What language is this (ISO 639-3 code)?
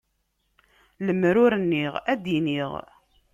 kab